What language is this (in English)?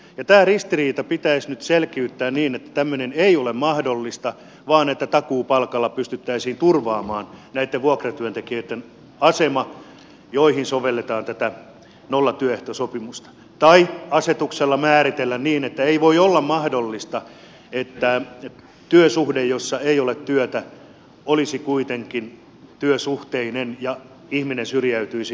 Finnish